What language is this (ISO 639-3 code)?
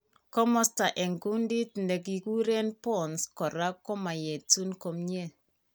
kln